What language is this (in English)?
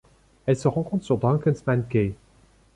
French